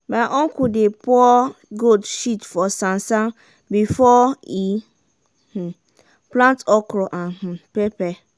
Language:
Nigerian Pidgin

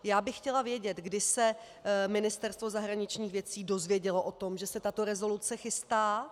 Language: Czech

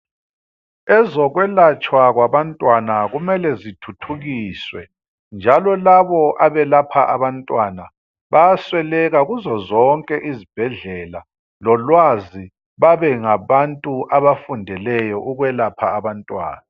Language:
North Ndebele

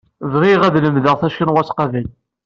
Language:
Kabyle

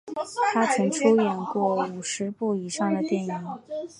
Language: Chinese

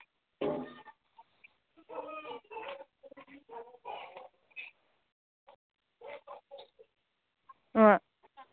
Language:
Manipuri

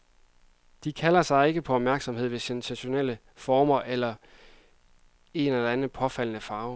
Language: Danish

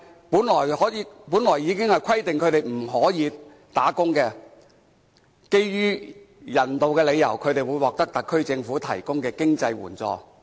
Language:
Cantonese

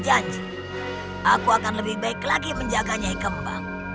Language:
Indonesian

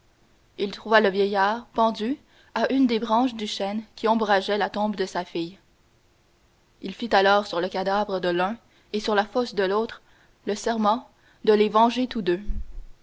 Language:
French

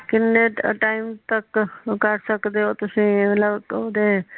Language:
Punjabi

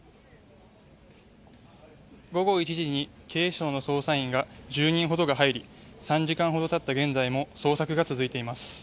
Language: Japanese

